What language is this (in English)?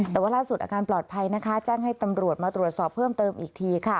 Thai